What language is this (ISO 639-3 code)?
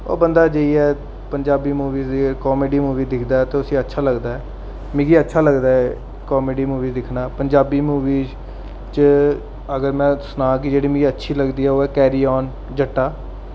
doi